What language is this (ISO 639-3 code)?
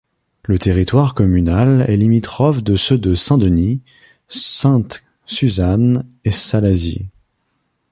fra